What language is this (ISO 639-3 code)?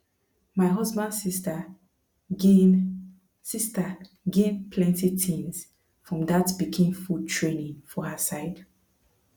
pcm